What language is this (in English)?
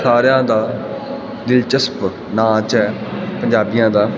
Punjabi